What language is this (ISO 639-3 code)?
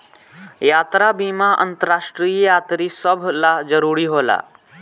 bho